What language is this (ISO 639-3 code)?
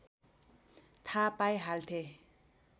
nep